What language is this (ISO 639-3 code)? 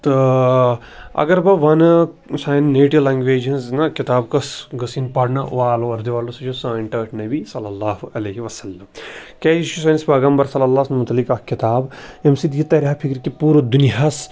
kas